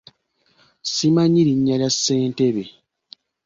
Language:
Ganda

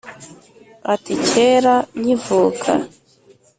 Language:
Kinyarwanda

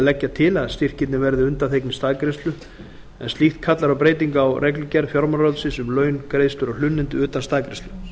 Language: Icelandic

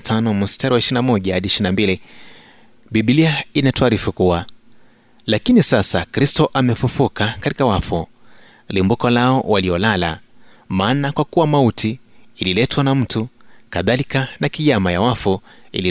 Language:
Swahili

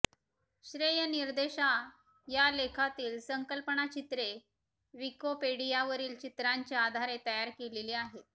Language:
Marathi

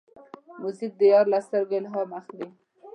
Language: Pashto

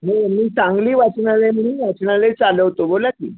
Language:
Marathi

